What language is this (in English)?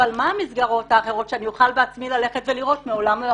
Hebrew